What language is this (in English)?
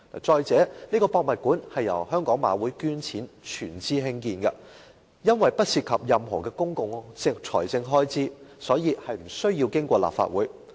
Cantonese